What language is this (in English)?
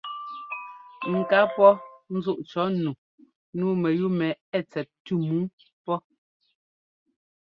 Ngomba